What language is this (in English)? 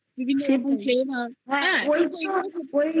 Bangla